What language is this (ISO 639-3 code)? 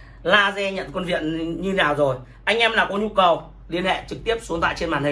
vie